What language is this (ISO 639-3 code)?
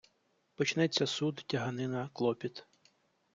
ukr